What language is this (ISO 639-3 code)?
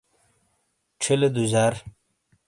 scl